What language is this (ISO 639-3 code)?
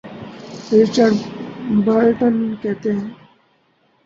urd